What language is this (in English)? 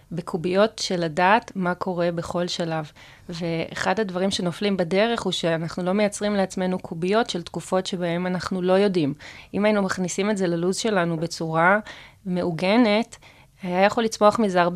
Hebrew